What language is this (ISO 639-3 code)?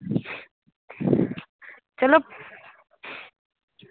doi